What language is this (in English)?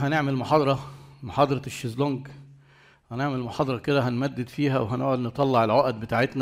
Arabic